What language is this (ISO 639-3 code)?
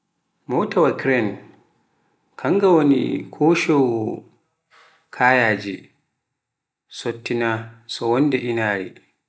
fuf